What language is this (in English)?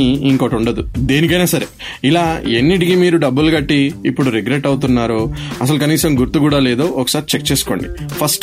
Telugu